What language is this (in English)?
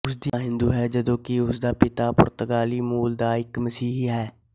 Punjabi